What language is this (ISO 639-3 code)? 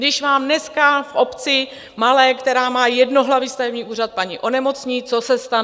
ces